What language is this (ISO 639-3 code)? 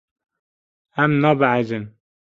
kur